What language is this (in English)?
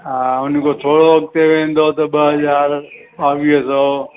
Sindhi